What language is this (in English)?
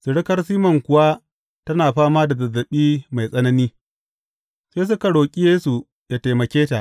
Hausa